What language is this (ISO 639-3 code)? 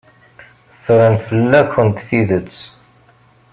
kab